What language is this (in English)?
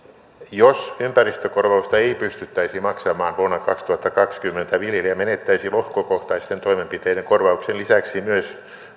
Finnish